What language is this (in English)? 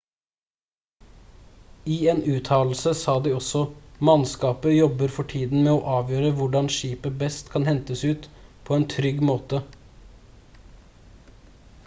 Norwegian Bokmål